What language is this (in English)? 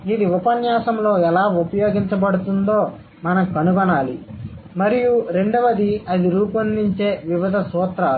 Telugu